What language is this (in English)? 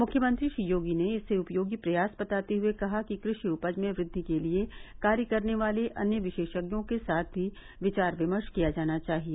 Hindi